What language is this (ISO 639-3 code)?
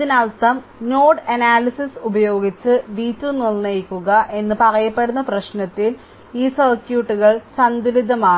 mal